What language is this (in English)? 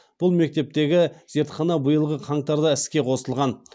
Kazakh